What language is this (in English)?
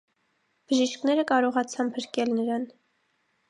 Armenian